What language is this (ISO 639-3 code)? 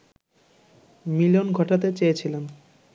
ben